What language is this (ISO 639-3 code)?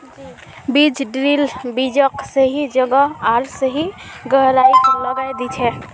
mag